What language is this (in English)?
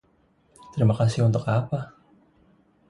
Indonesian